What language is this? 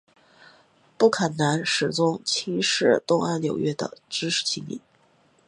Chinese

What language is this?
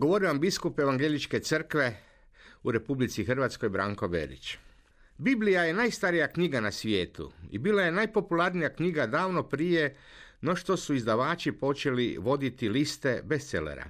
Croatian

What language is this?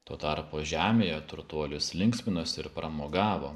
Lithuanian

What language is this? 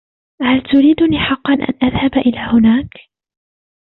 Arabic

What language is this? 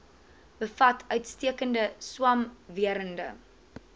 Afrikaans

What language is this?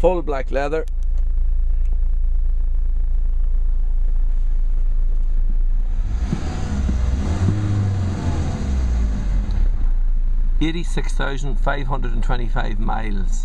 English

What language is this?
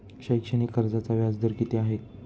Marathi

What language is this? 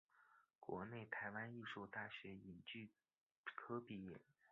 Chinese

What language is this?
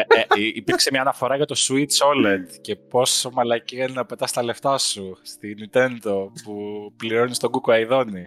Greek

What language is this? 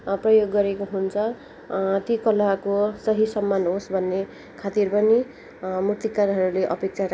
Nepali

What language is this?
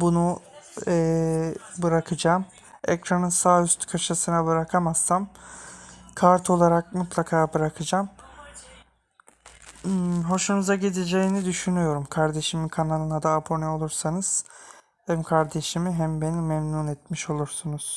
Turkish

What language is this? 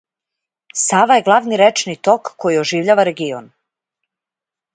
Serbian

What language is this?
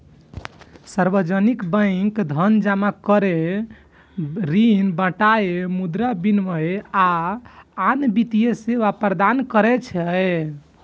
Maithili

